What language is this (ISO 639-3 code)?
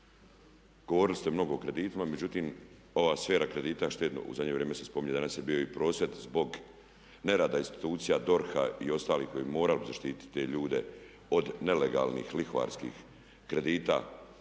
hrv